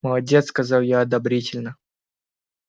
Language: Russian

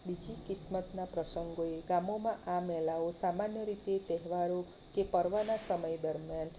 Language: Gujarati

